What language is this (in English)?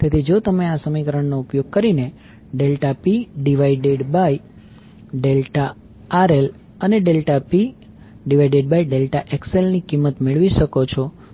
Gujarati